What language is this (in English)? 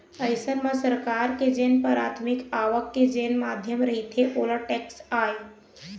Chhattisgarhi